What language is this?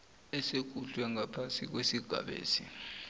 South Ndebele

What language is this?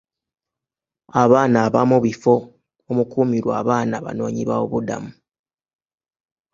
Ganda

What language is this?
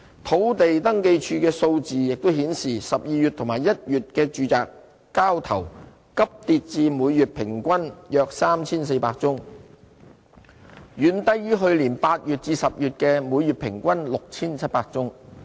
Cantonese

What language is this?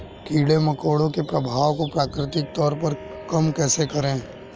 Hindi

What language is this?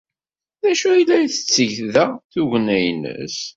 Kabyle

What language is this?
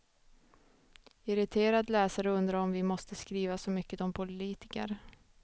Swedish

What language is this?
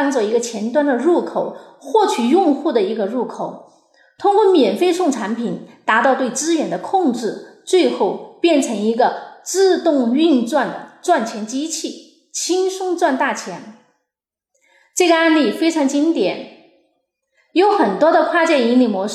Chinese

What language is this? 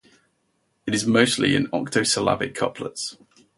English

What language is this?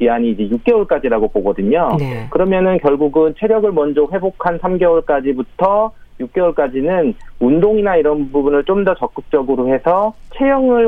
Korean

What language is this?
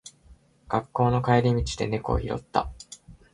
Japanese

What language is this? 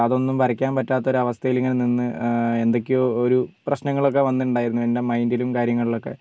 Malayalam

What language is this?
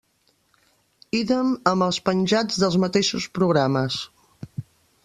Catalan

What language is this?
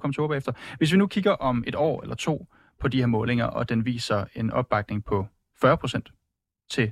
Danish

